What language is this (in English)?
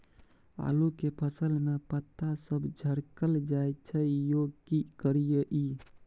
Maithili